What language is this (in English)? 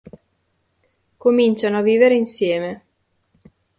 Italian